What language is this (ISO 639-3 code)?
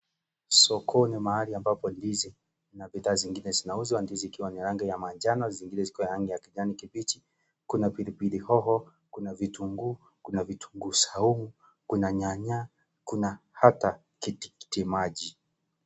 swa